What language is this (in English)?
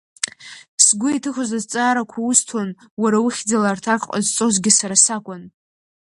Abkhazian